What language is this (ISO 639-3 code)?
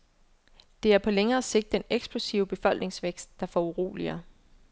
dan